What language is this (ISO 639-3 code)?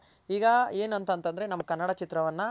kan